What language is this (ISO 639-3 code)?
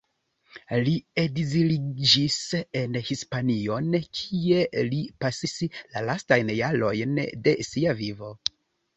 epo